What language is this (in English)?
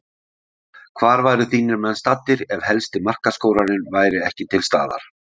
Icelandic